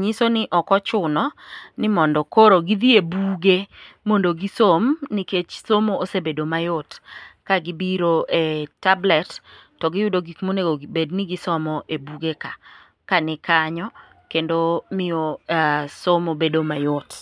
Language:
Luo (Kenya and Tanzania)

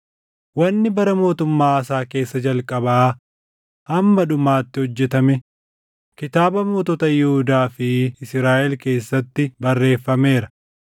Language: Oromo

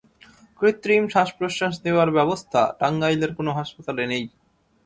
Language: Bangla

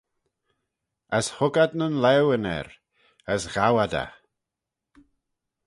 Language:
Manx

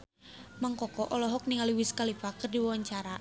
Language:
Sundanese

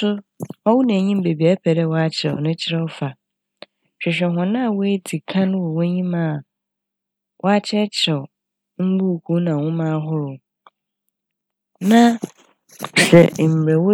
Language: Akan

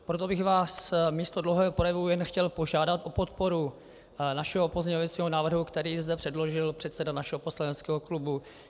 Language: Czech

